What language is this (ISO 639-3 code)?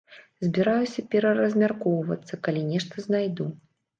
bel